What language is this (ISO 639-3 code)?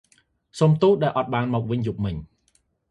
khm